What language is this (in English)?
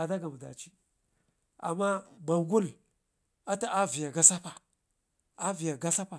Ngizim